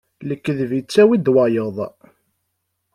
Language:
Kabyle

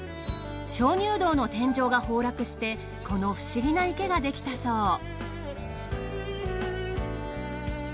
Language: Japanese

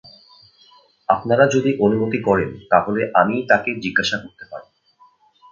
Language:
Bangla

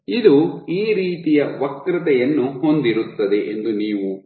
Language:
Kannada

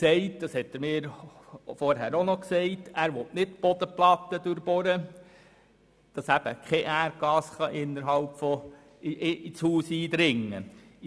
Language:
Swiss German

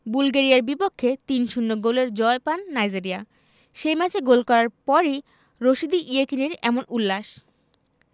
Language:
Bangla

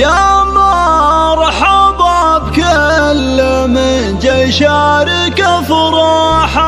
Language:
Arabic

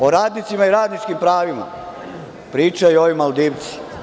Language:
Serbian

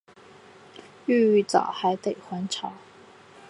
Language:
Chinese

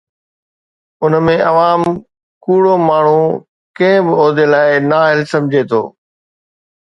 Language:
Sindhi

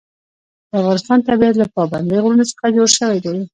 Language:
Pashto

